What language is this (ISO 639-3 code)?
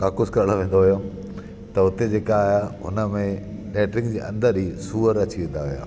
snd